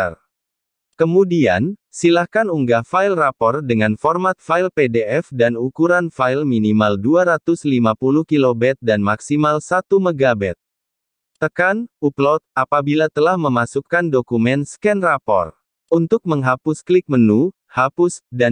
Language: Indonesian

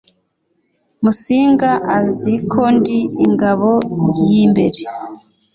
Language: Kinyarwanda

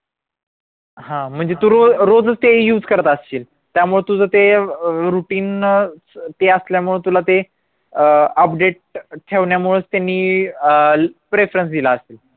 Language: Marathi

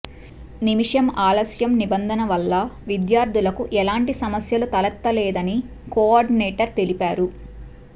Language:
Telugu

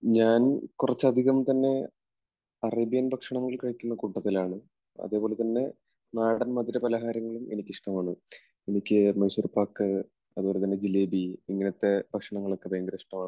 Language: Malayalam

